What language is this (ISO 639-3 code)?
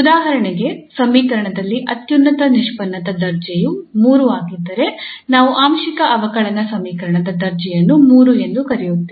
kan